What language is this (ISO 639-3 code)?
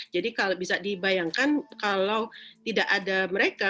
ind